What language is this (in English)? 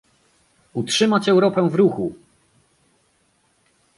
Polish